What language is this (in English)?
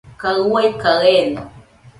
Nüpode Huitoto